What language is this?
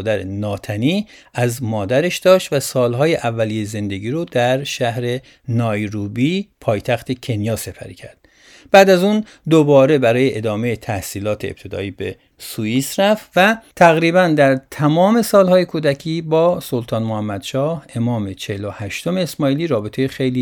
Persian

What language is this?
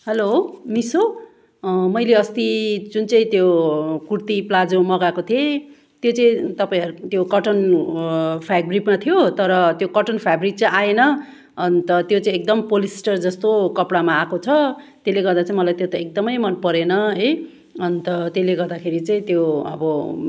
Nepali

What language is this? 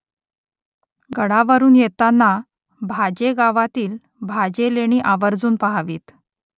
Marathi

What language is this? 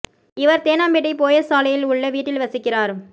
Tamil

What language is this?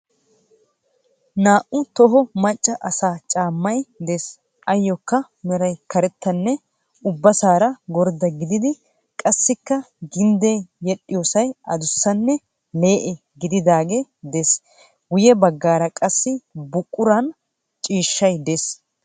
Wolaytta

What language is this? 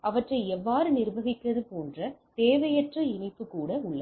Tamil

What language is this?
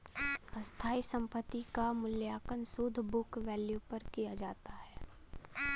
Bhojpuri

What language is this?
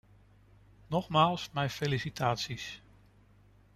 Dutch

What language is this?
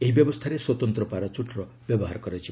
Odia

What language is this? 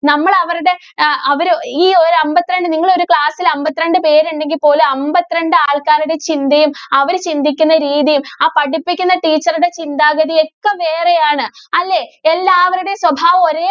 Malayalam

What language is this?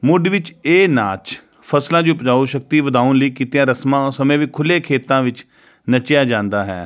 Punjabi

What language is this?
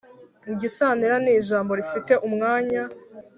Kinyarwanda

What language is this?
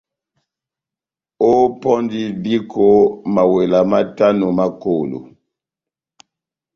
Batanga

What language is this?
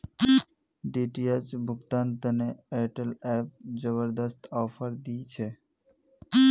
Magahi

